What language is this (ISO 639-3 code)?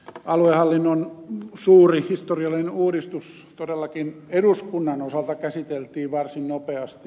fin